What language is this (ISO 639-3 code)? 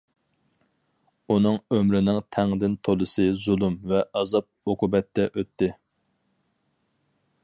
uig